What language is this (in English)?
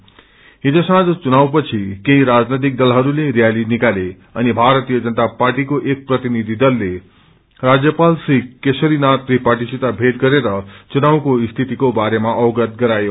Nepali